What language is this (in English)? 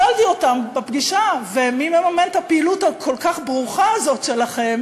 Hebrew